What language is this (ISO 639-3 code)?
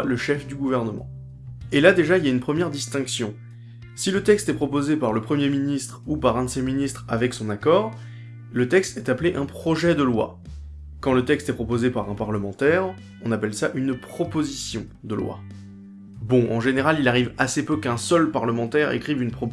fra